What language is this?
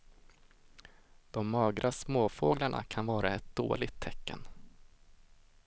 Swedish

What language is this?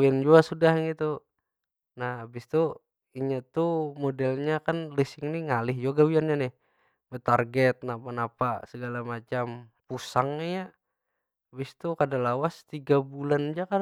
Banjar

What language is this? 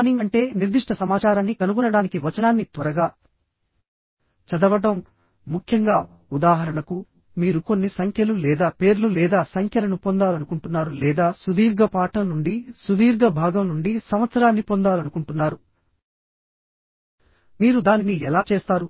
Telugu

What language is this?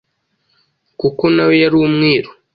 Kinyarwanda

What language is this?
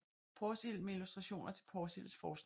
Danish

